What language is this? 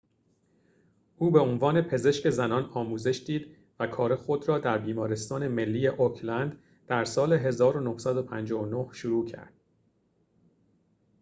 Persian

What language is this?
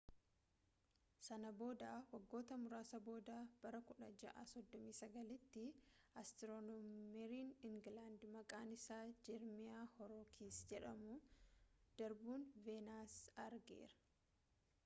Oromo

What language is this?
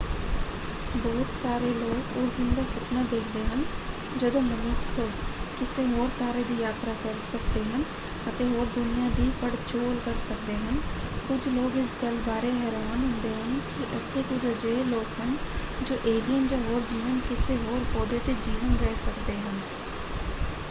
Punjabi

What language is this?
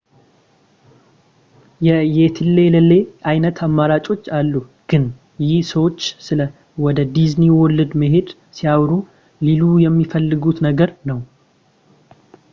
Amharic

